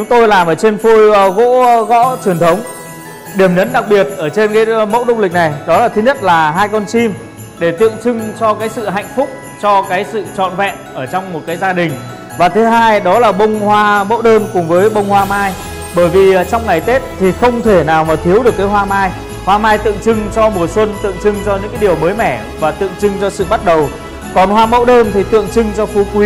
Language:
Vietnamese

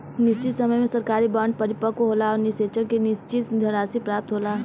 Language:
Bhojpuri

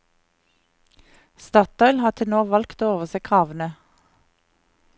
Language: Norwegian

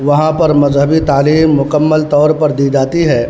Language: Urdu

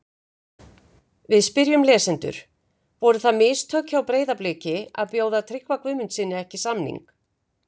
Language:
Icelandic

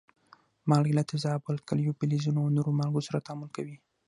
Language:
Pashto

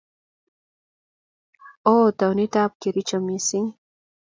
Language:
Kalenjin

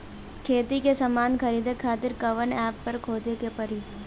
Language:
Bhojpuri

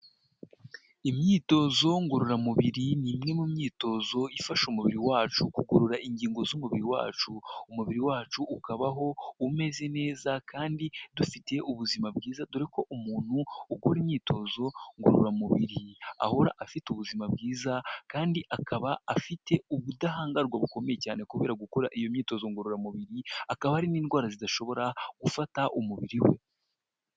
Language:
Kinyarwanda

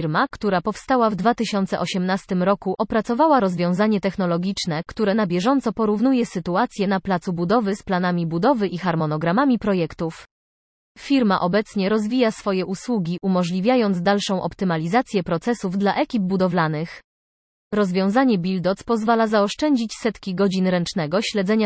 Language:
Polish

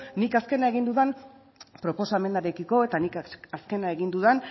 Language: Basque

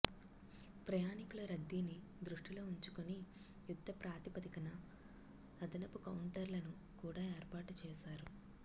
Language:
Telugu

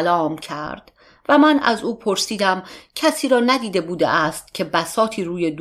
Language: Persian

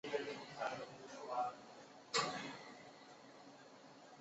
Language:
Chinese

